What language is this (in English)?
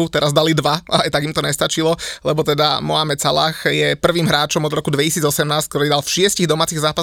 Slovak